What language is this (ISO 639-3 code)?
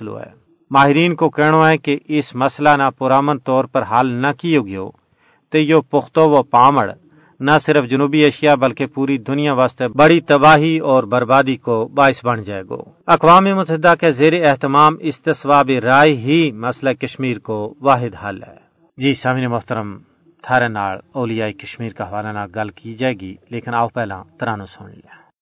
urd